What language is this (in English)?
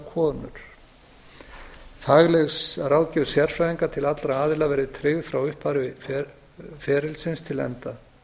Icelandic